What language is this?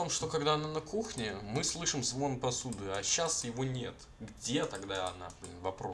Russian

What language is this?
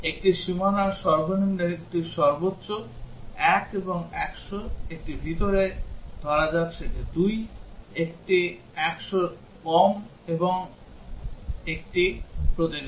Bangla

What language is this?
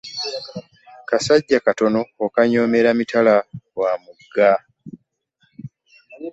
Ganda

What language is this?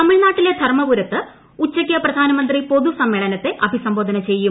Malayalam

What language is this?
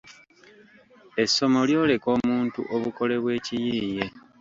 Ganda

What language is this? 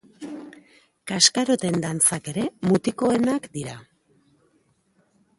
Basque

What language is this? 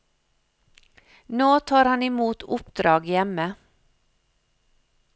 Norwegian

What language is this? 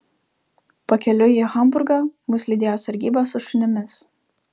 Lithuanian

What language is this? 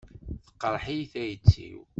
Kabyle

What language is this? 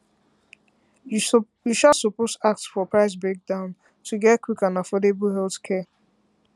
Nigerian Pidgin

